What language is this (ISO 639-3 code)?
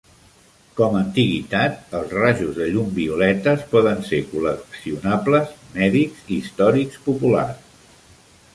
cat